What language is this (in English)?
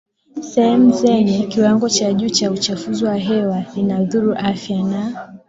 Swahili